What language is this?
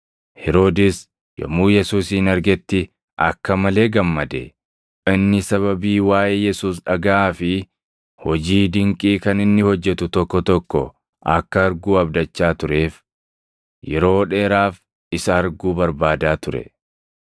Oromo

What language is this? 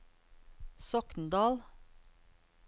Norwegian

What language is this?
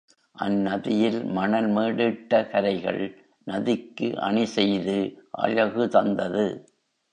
Tamil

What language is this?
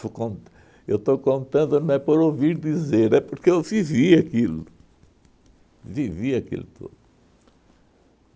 Portuguese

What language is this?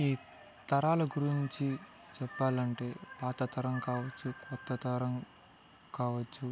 Telugu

